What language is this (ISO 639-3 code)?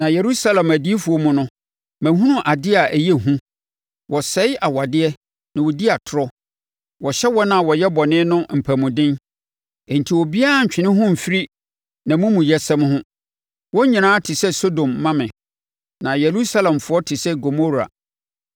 aka